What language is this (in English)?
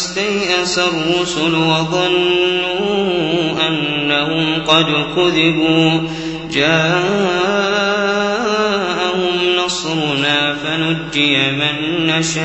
Arabic